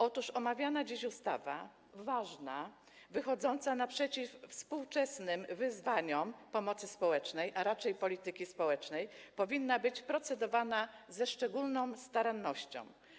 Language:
Polish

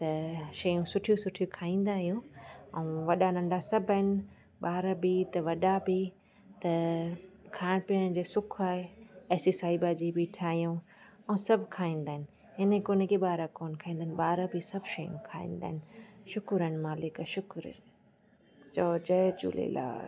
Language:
Sindhi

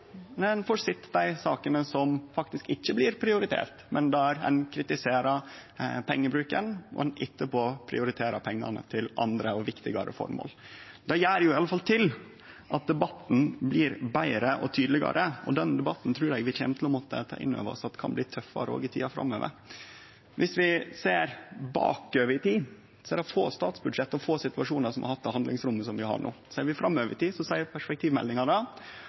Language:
Norwegian Nynorsk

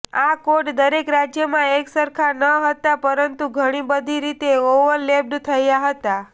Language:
Gujarati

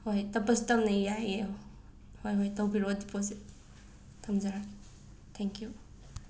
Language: Manipuri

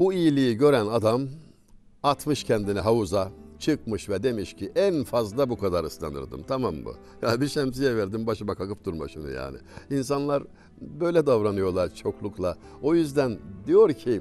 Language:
Turkish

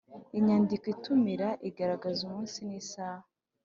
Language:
Kinyarwanda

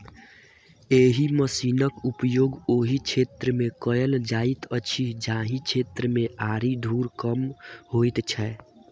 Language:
Maithili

